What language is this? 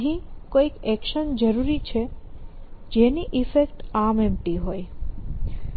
Gujarati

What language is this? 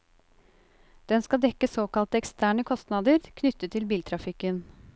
Norwegian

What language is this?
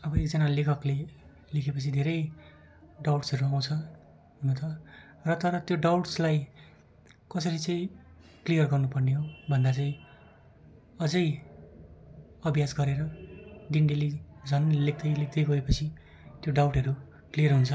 Nepali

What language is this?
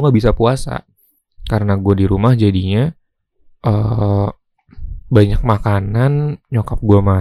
Indonesian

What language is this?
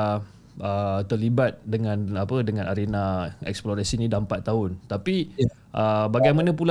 Malay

